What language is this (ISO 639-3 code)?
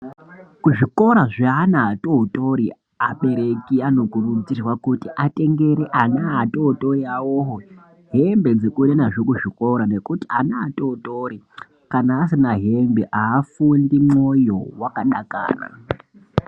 ndc